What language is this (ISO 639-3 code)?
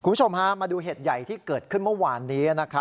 tha